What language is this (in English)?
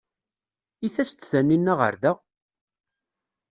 Kabyle